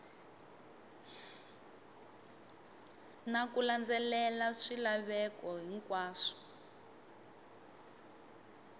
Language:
Tsonga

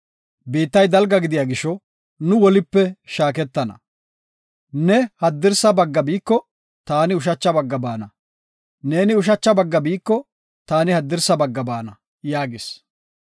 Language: Gofa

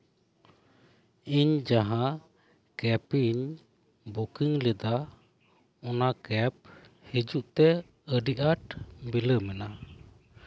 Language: Santali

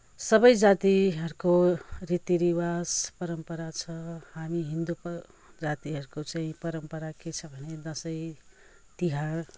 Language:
Nepali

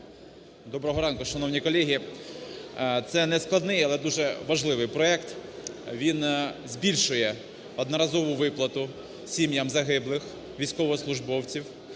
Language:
Ukrainian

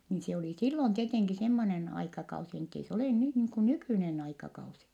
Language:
Finnish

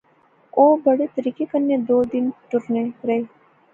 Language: Pahari-Potwari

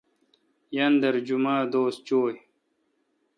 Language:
Kalkoti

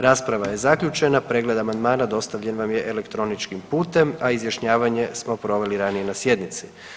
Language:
Croatian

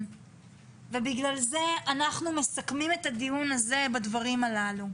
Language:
Hebrew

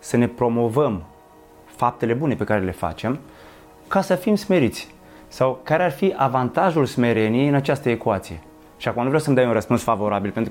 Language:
Romanian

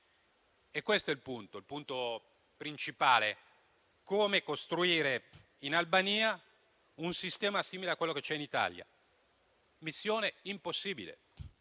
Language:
Italian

